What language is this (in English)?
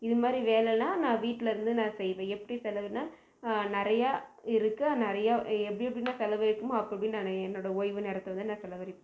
Tamil